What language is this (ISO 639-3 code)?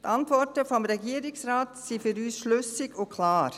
gsw